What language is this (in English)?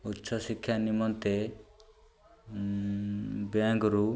Odia